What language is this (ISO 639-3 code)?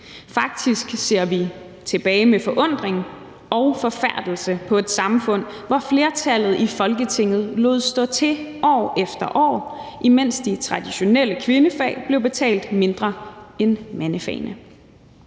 dan